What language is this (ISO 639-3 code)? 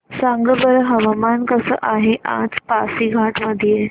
mar